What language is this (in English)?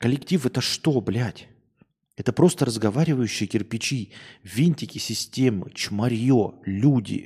Russian